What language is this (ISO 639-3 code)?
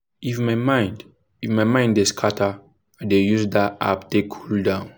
pcm